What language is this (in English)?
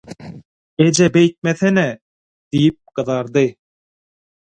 Turkmen